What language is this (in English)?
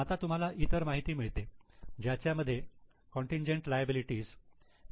Marathi